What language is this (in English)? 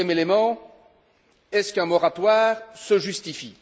French